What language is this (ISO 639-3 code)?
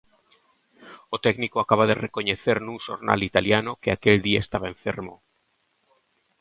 glg